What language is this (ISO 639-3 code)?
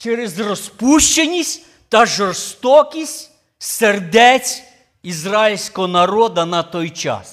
ukr